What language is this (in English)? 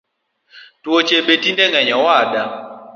Luo (Kenya and Tanzania)